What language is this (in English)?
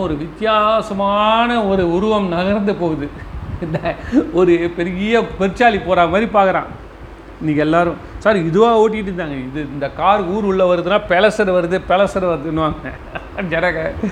Tamil